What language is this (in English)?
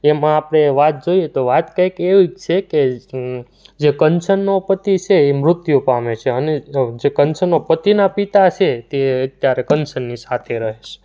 Gujarati